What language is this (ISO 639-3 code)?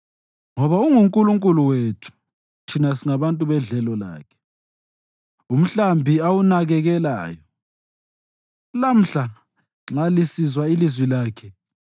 nde